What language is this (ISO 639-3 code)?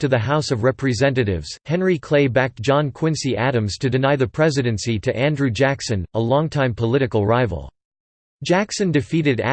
eng